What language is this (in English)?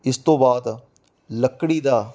Punjabi